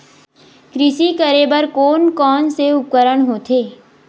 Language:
Chhattisgarhi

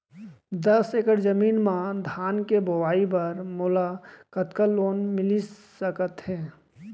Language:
Chhattisgarhi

